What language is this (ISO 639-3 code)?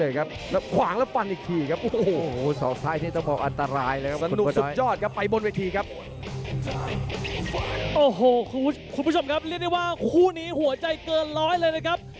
tha